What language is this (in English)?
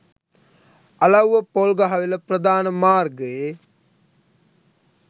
Sinhala